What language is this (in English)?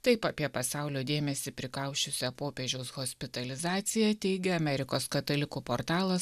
Lithuanian